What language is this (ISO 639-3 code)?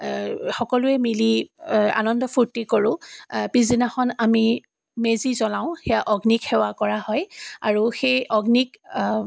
asm